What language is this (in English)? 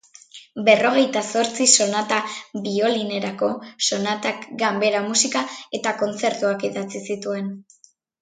Basque